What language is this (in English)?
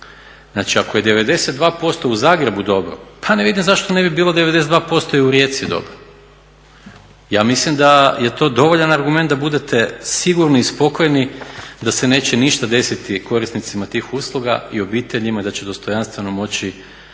Croatian